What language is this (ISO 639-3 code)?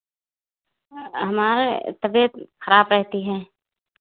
hin